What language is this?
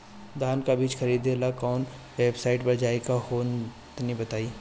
Bhojpuri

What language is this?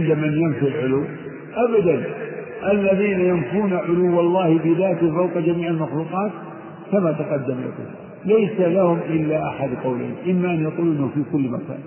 Arabic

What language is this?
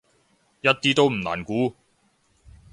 Cantonese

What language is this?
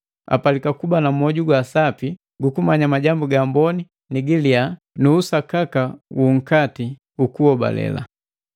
Matengo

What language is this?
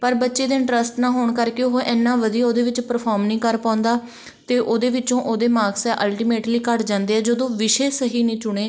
Punjabi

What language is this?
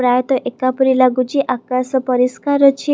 Odia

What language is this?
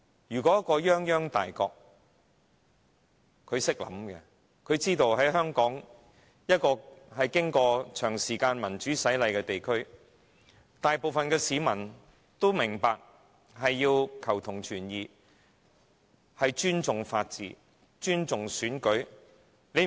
Cantonese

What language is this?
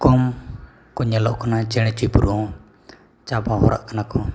Santali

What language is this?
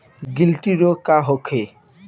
Bhojpuri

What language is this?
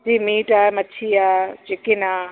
Sindhi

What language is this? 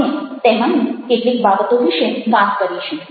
Gujarati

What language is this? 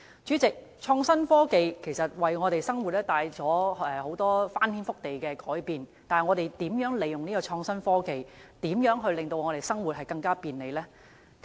Cantonese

